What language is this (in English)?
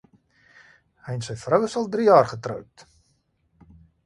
Afrikaans